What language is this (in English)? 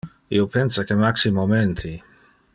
Interlingua